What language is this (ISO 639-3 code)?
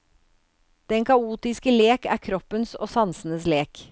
nor